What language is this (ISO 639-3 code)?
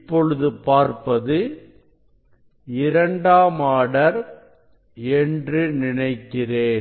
tam